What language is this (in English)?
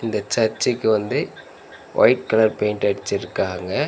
Tamil